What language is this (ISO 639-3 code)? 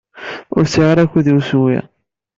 kab